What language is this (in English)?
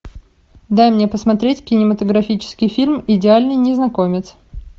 Russian